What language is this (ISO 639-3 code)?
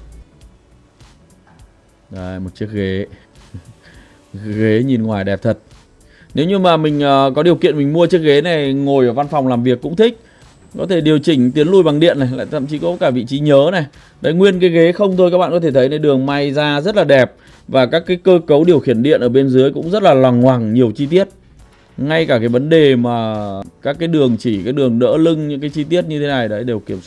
vie